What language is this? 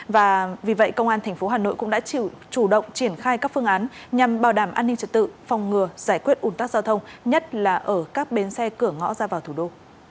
Vietnamese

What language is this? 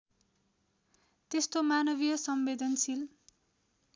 Nepali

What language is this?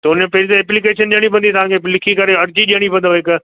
Sindhi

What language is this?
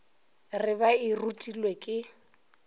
Northern Sotho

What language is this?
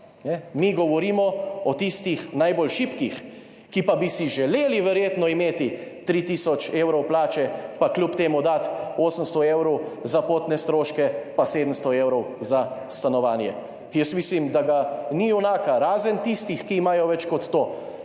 Slovenian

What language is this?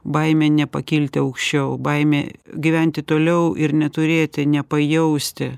Lithuanian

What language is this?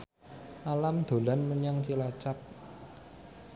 Javanese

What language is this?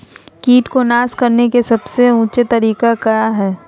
Magahi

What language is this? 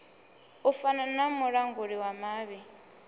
Venda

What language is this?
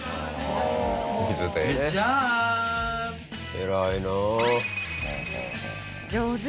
Japanese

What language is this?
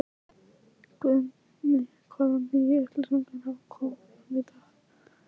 Icelandic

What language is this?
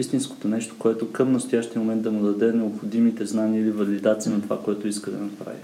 Bulgarian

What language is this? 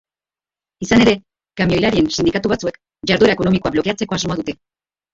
Basque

